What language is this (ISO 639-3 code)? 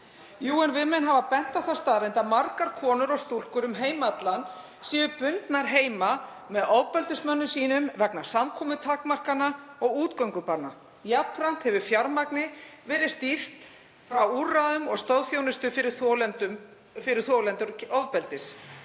isl